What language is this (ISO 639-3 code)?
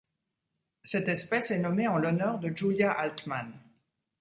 fra